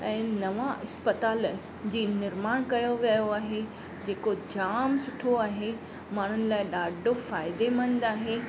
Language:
Sindhi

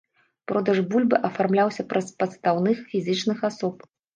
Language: Belarusian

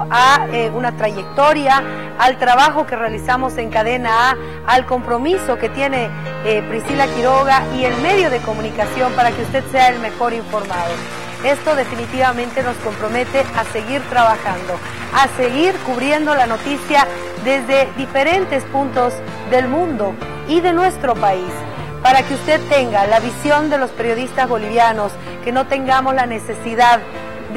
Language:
Spanish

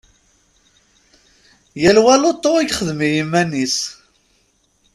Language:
Kabyle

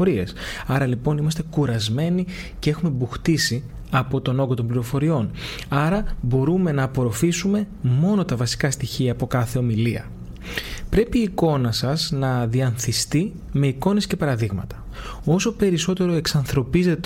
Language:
Greek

